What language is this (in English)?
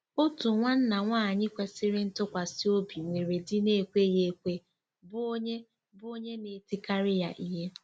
Igbo